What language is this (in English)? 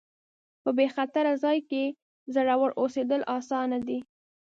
Pashto